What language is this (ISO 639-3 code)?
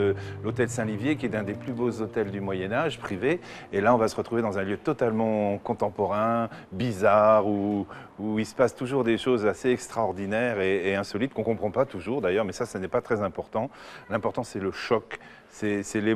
fra